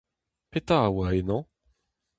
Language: Breton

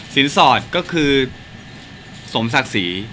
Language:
Thai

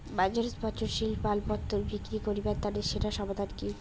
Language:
Bangla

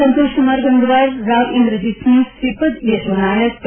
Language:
Gujarati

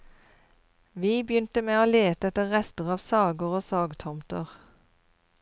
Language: Norwegian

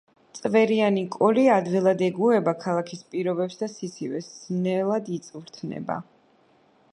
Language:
Georgian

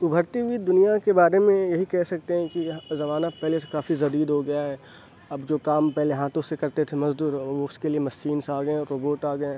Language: Urdu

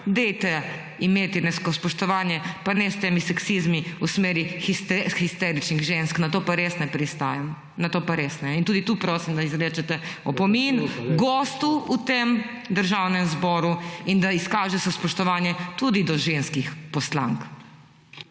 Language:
Slovenian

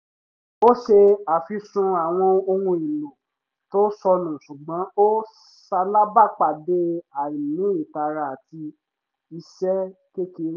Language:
Yoruba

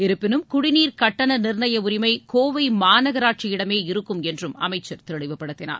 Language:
Tamil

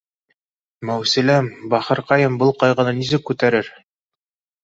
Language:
Bashkir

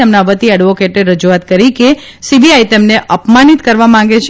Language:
Gujarati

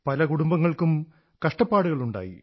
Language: Malayalam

